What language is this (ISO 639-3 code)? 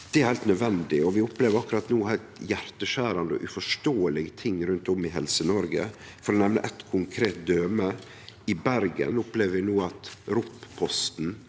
nor